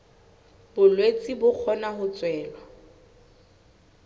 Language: Southern Sotho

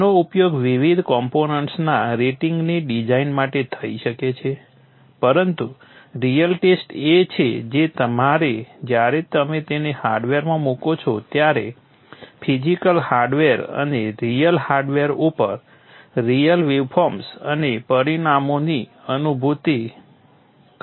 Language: Gujarati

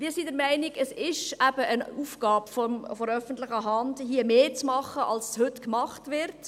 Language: Swiss German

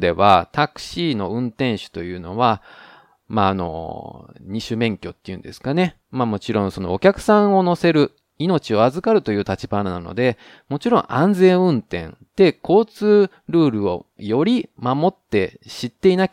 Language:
Japanese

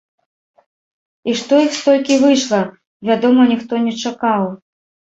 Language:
Belarusian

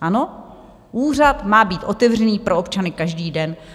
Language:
Czech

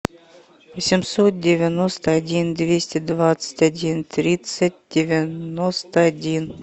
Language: Russian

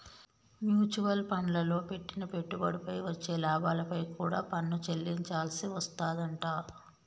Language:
Telugu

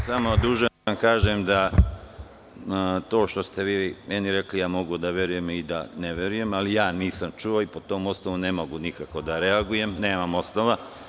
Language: Serbian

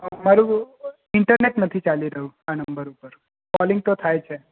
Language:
Gujarati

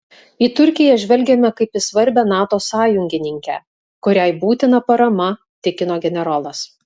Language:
Lithuanian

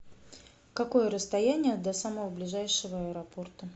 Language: Russian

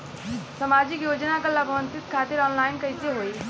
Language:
Bhojpuri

